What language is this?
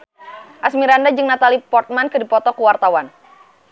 Sundanese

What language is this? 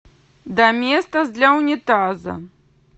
Russian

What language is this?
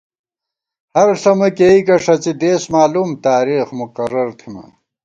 Gawar-Bati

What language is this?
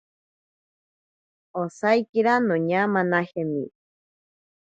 Ashéninka Perené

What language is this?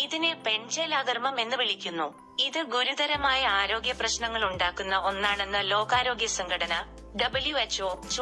Malayalam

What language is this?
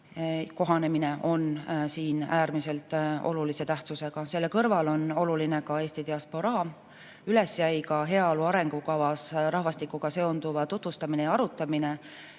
Estonian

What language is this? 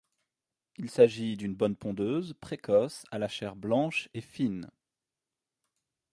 French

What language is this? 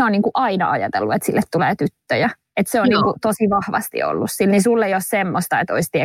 Finnish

